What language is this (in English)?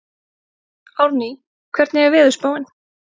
Icelandic